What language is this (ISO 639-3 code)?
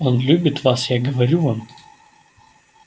rus